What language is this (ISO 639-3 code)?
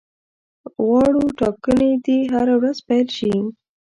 pus